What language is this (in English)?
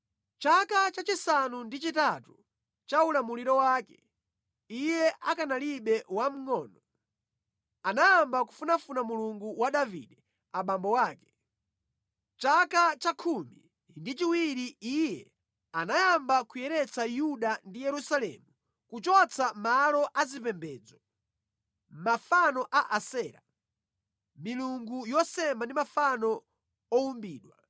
Nyanja